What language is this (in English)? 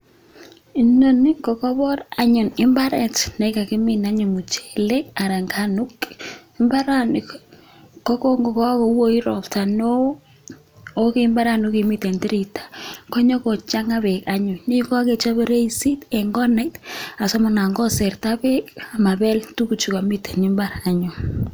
Kalenjin